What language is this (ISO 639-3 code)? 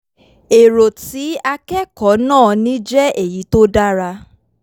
yor